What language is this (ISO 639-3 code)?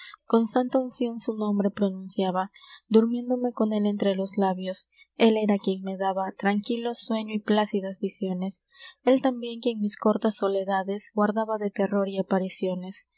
spa